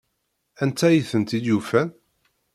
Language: Kabyle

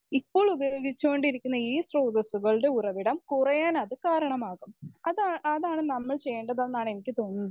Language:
Malayalam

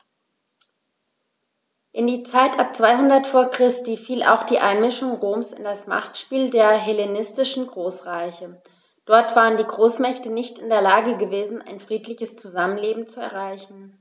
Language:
German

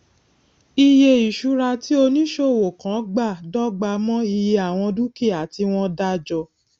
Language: Yoruba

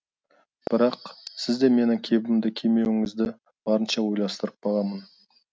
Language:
Kazakh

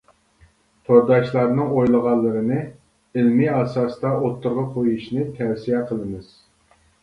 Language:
Uyghur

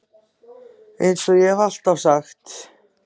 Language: Icelandic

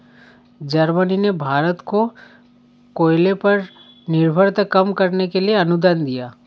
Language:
Hindi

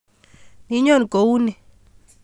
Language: Kalenjin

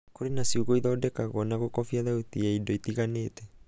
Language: Kikuyu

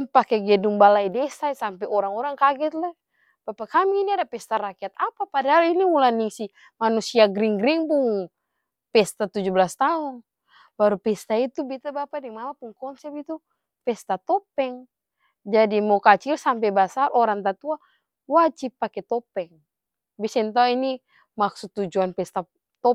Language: Ambonese Malay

